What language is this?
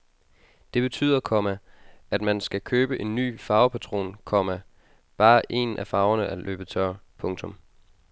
Danish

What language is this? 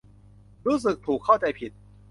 Thai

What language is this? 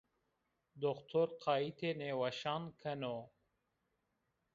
Zaza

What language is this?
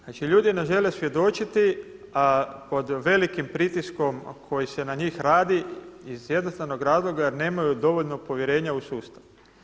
Croatian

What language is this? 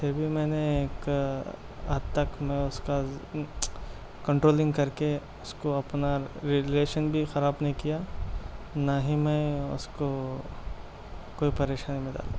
Urdu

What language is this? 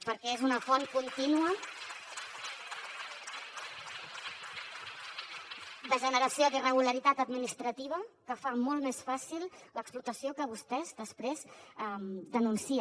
Catalan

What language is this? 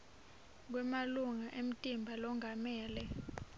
Swati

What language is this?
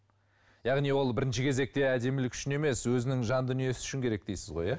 Kazakh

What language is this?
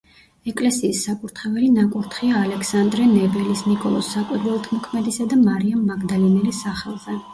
Georgian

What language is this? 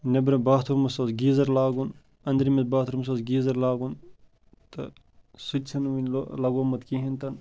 Kashmiri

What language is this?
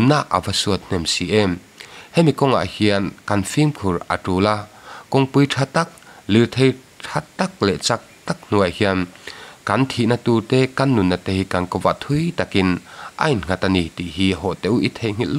Thai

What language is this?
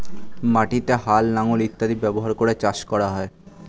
Bangla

